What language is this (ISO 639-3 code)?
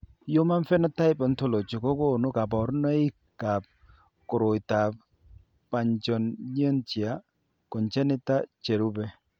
kln